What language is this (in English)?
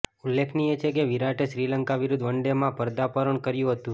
Gujarati